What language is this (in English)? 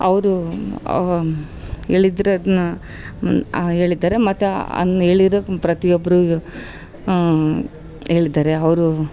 Kannada